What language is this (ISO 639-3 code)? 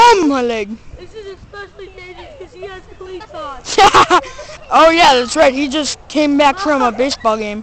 eng